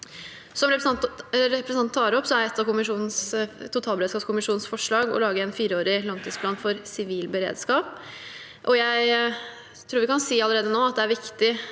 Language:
Norwegian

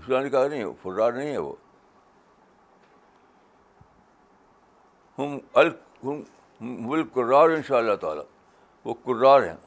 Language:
Urdu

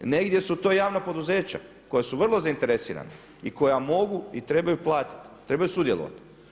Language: Croatian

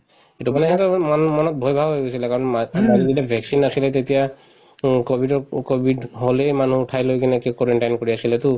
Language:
Assamese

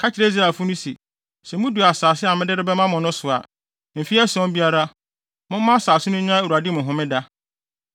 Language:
Akan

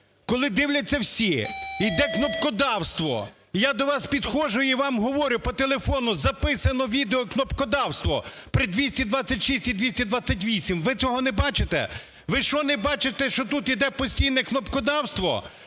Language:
Ukrainian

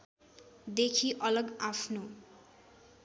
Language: Nepali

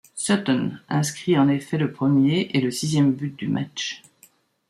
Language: French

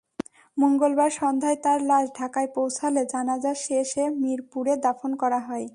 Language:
Bangla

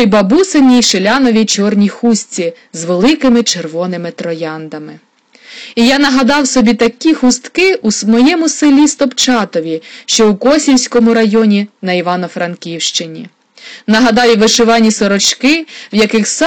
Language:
Ukrainian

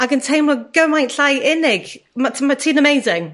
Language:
Welsh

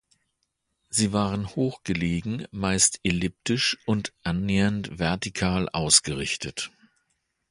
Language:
German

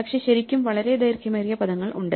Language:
Malayalam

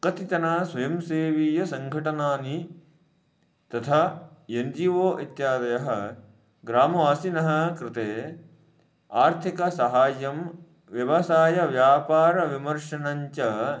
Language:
Sanskrit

